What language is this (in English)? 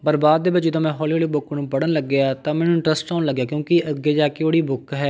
Punjabi